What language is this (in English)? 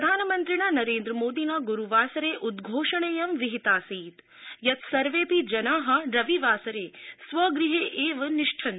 Sanskrit